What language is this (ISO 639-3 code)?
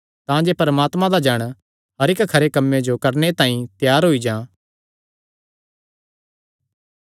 xnr